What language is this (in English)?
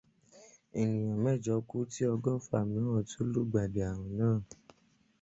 Yoruba